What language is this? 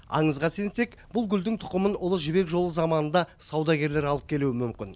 Kazakh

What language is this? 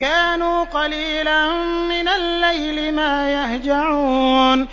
Arabic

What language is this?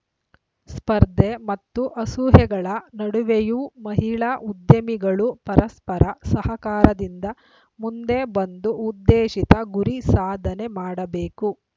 Kannada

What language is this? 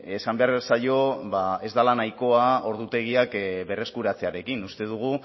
Basque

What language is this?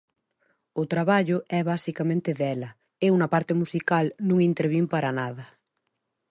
Galician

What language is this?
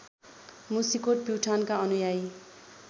Nepali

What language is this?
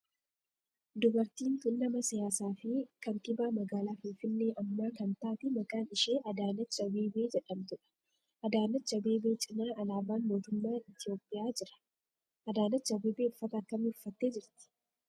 Oromo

